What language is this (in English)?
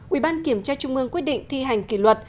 Vietnamese